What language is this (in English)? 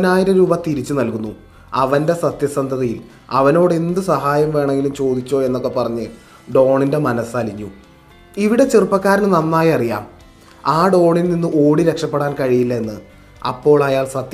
Malayalam